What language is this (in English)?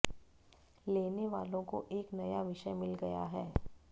Hindi